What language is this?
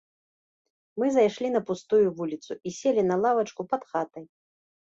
Belarusian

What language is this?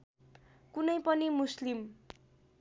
Nepali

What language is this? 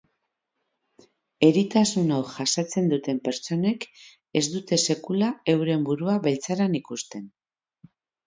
Basque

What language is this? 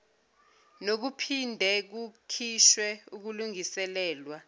Zulu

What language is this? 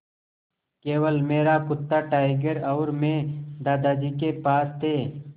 Hindi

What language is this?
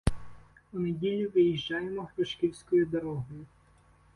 Ukrainian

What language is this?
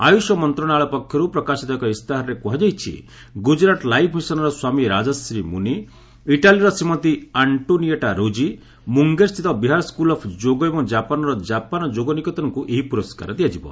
Odia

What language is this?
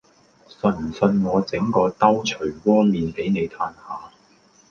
Cantonese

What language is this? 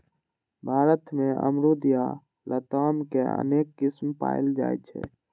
Maithili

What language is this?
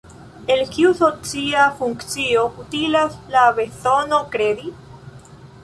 Esperanto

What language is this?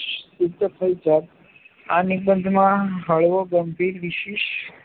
Gujarati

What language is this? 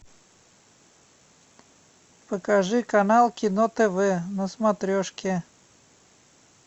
Russian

